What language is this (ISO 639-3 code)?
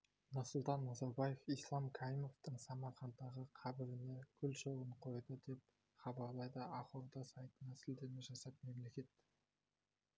kaz